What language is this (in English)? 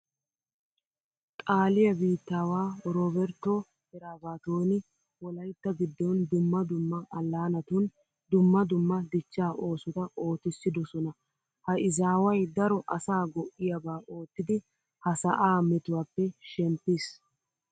Wolaytta